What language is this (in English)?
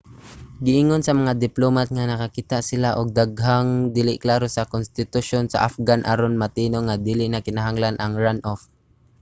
Cebuano